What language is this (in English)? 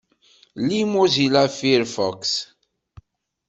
Kabyle